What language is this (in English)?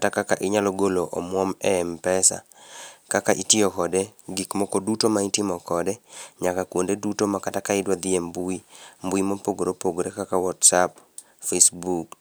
Luo (Kenya and Tanzania)